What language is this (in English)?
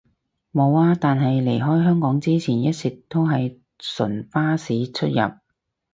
Cantonese